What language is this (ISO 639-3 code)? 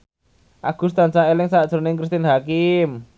jav